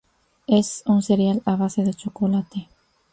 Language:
Spanish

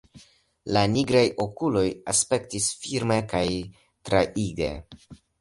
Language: Esperanto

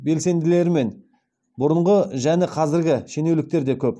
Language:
Kazakh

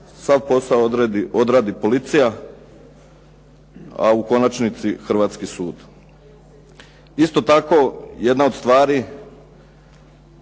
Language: Croatian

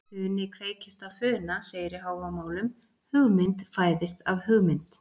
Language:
Icelandic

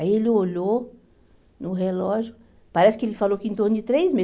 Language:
Portuguese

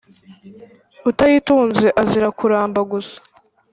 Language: Kinyarwanda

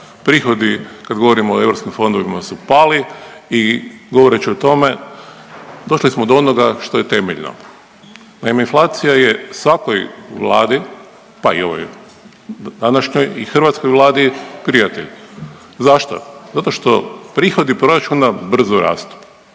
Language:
Croatian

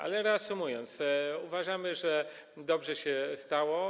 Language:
Polish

